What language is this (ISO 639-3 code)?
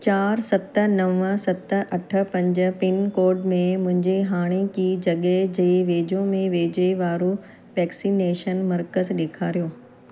snd